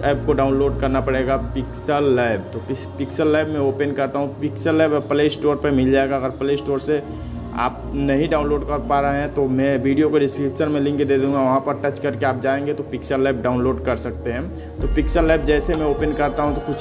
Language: Hindi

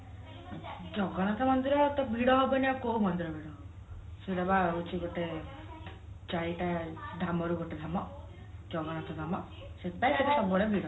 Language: Odia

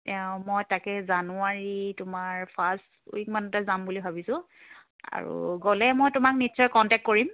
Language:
Assamese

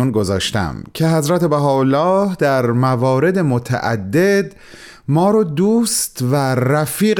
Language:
Persian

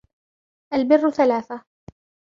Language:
Arabic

